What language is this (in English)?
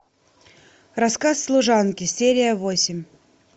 Russian